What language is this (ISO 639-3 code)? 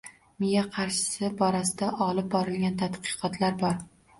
uzb